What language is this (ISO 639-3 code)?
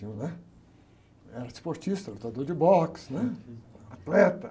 por